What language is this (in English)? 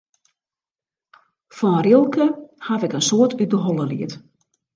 Western Frisian